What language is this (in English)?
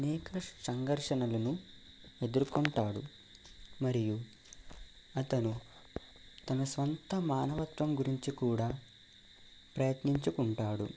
Telugu